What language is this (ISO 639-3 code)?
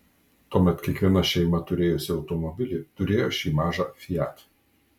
lit